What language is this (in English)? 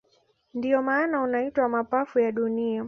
Swahili